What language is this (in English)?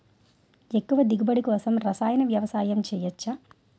Telugu